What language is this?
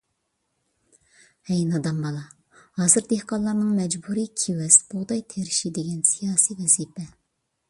Uyghur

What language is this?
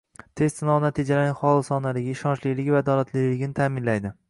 Uzbek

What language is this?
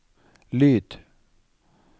Norwegian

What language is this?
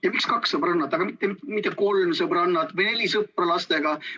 Estonian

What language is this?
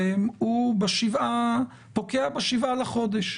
Hebrew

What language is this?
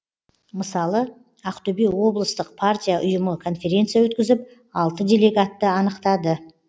Kazakh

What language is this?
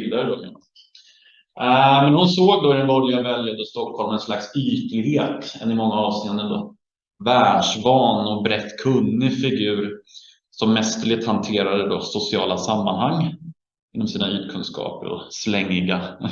Swedish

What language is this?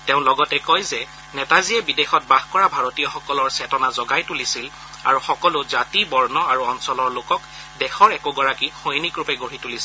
Assamese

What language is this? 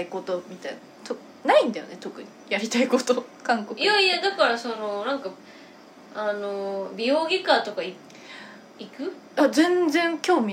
Japanese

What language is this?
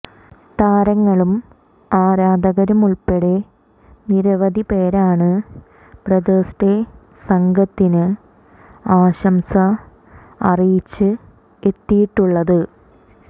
Malayalam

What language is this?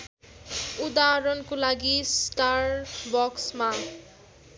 Nepali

